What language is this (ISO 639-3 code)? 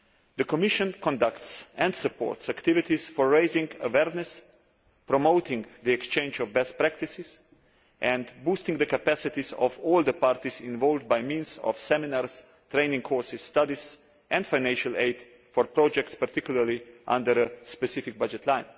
eng